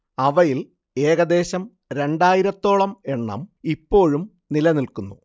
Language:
Malayalam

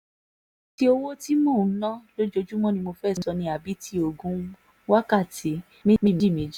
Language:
Yoruba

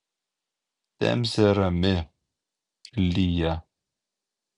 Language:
Lithuanian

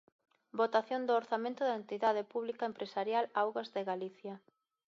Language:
Galician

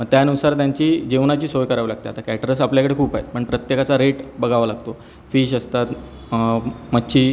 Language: Marathi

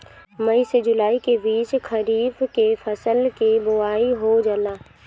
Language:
Bhojpuri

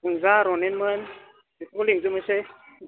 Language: Bodo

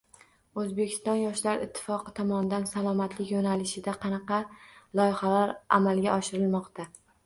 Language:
Uzbek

